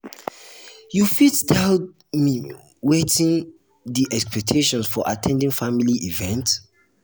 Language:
Nigerian Pidgin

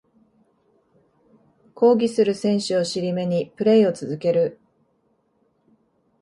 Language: Japanese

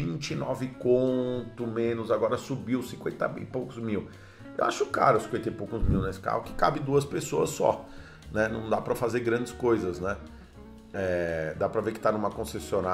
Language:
Portuguese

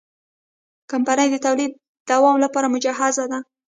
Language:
Pashto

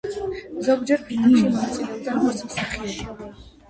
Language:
Georgian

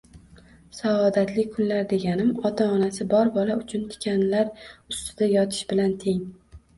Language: Uzbek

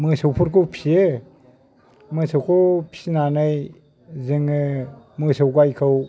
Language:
Bodo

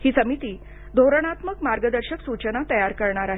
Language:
Marathi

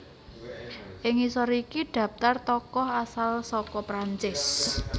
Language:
Javanese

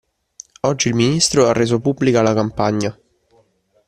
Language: Italian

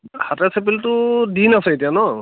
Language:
Assamese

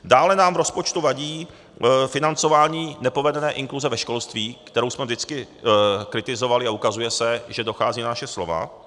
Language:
Czech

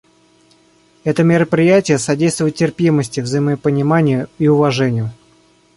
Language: Russian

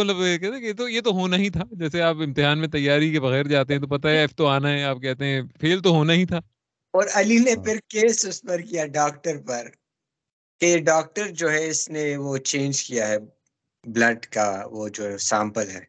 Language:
Urdu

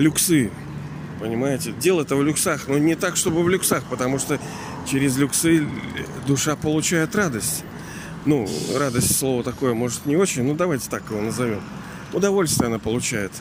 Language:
Russian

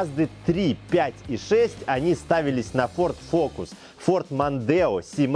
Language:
Russian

